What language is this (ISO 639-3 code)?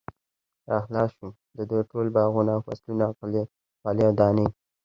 pus